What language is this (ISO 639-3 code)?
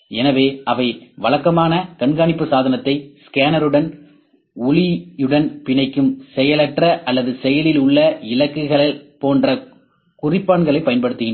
tam